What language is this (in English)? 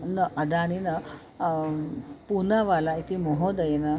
Sanskrit